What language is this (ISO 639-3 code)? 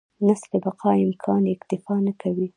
pus